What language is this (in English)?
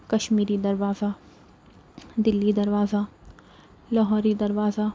Urdu